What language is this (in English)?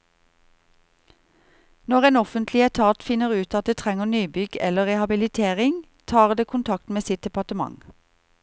Norwegian